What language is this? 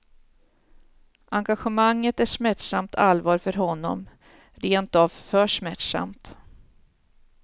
Swedish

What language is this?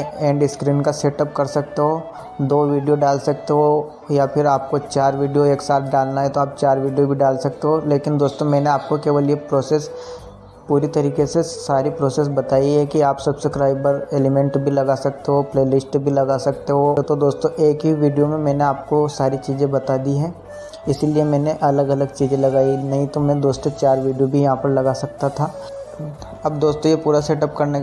Hindi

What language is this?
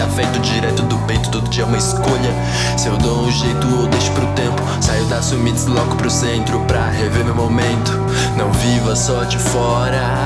Portuguese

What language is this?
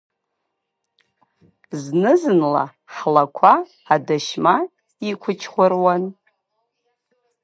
Abkhazian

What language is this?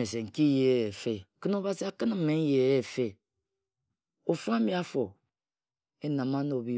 Ejagham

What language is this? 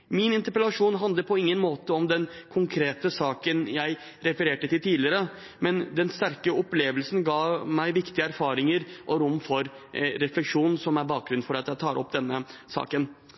Norwegian Bokmål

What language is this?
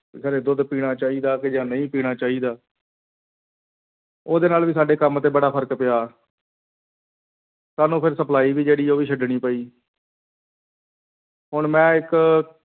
Punjabi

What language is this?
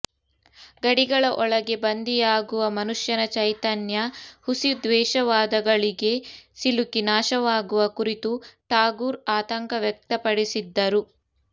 Kannada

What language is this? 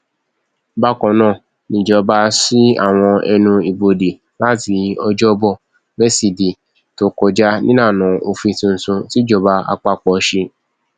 Yoruba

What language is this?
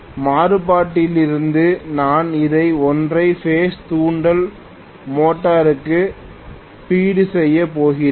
Tamil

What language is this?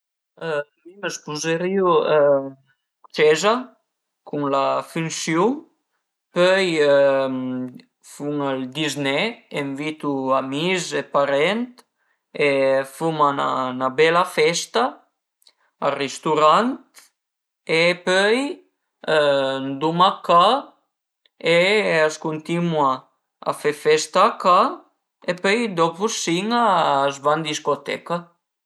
Piedmontese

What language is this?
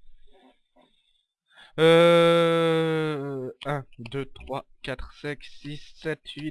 French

